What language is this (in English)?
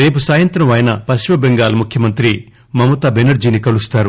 Telugu